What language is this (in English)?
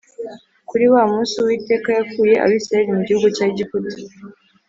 Kinyarwanda